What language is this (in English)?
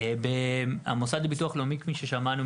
Hebrew